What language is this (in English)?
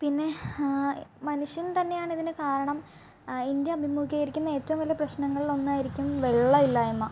Malayalam